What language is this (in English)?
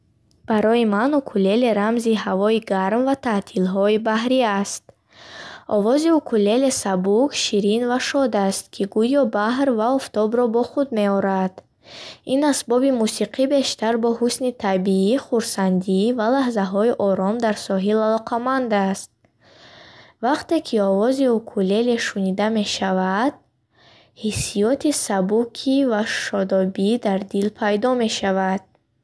Bukharic